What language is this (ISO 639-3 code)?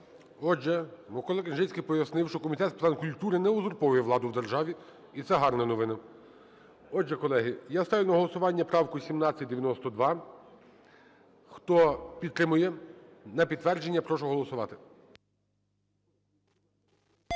ukr